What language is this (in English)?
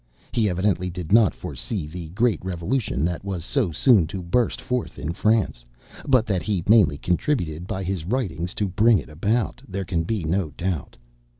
English